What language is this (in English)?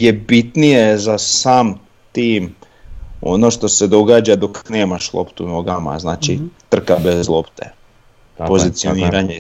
Croatian